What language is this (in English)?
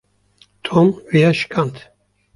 Kurdish